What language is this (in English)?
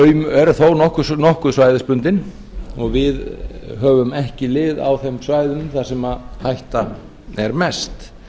Icelandic